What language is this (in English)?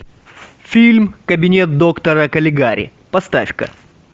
Russian